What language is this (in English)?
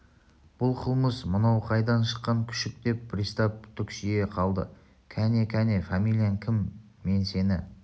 Kazakh